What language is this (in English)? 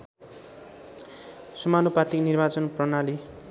Nepali